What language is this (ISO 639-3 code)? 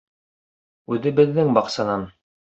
bak